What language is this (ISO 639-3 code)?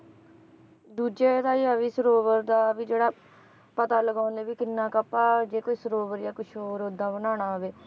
pan